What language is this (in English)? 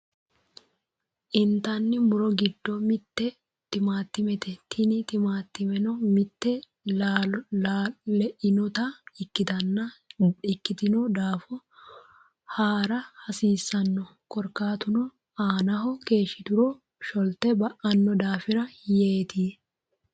Sidamo